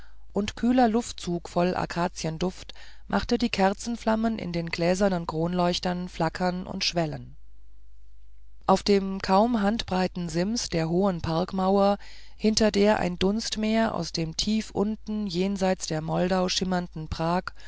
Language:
German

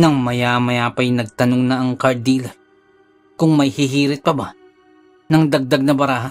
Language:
Filipino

